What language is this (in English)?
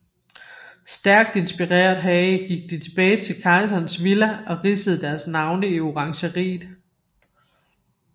Danish